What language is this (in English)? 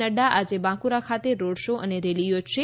Gujarati